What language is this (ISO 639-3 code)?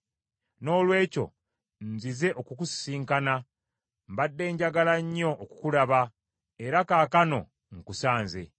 lug